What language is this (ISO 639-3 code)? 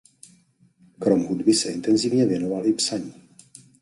ces